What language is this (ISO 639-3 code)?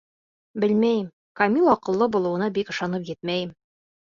bak